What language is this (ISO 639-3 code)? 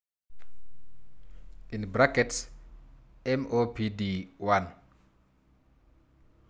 mas